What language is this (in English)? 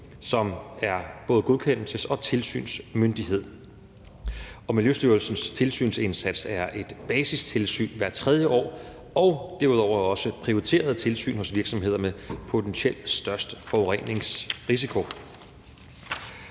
Danish